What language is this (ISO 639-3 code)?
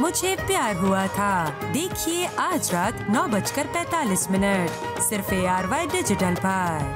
hin